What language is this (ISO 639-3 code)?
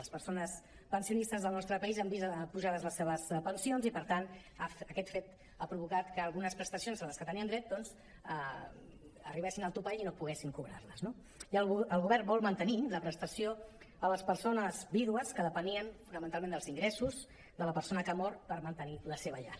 cat